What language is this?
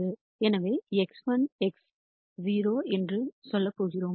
Tamil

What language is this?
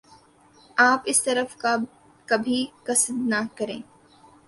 Urdu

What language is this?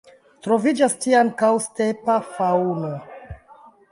Esperanto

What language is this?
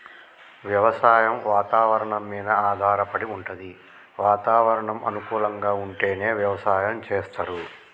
Telugu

